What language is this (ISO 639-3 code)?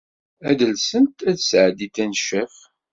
kab